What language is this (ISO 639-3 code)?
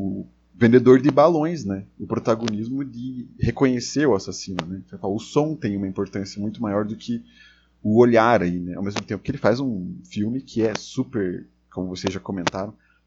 por